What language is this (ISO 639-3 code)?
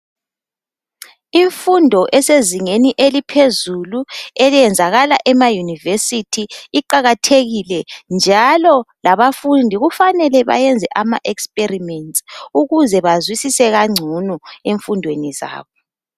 nde